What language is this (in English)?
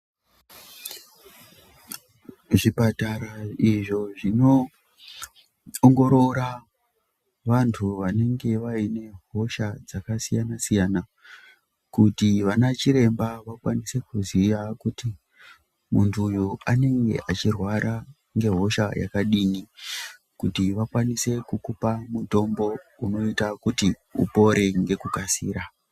Ndau